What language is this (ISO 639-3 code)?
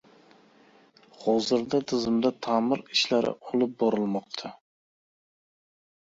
uzb